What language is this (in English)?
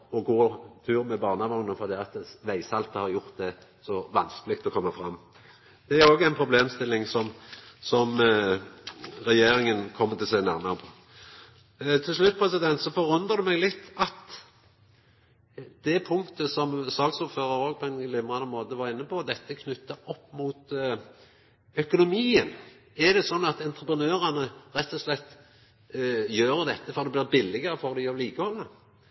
Norwegian Nynorsk